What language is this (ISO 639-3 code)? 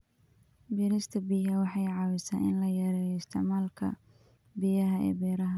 som